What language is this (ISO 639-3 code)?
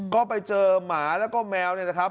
tha